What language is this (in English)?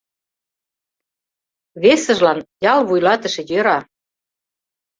Mari